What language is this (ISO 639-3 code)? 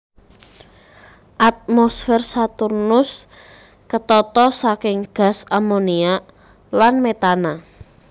jav